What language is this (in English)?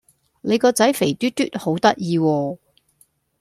Cantonese